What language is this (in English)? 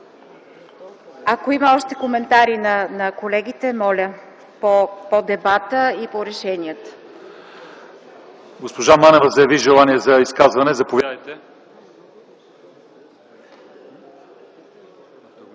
Bulgarian